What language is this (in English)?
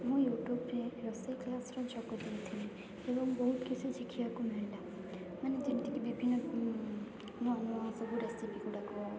Odia